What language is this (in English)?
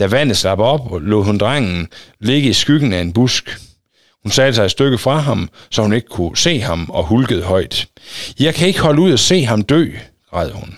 Danish